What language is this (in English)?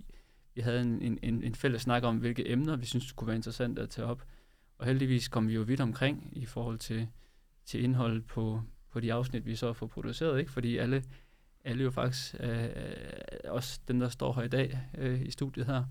Danish